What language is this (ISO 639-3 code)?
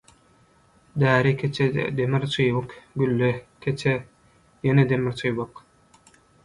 tuk